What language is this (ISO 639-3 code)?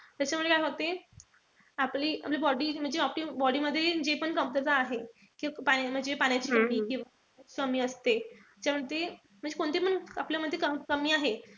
mar